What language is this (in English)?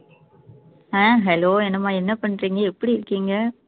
Tamil